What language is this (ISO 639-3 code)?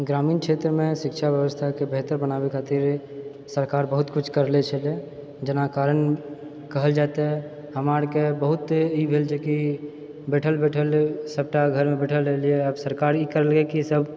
mai